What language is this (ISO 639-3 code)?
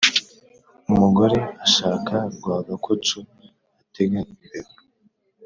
kin